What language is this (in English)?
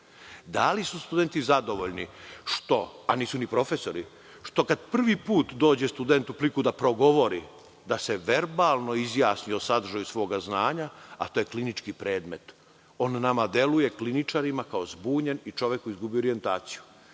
Serbian